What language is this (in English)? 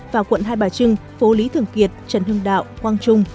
Vietnamese